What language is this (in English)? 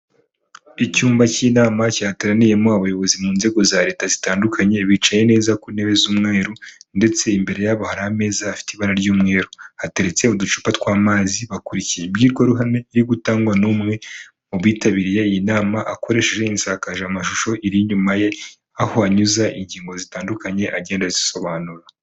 Kinyarwanda